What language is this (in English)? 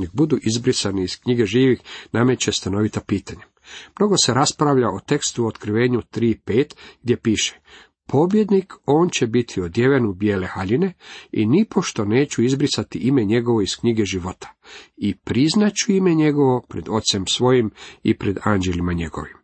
Croatian